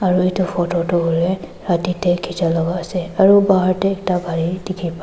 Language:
Naga Pidgin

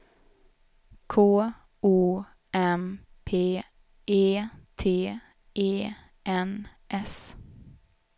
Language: Swedish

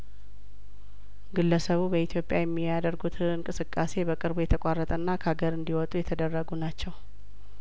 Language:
Amharic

